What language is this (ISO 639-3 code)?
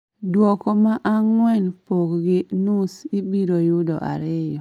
luo